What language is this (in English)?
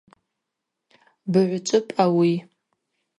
Abaza